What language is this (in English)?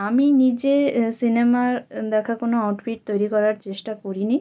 Bangla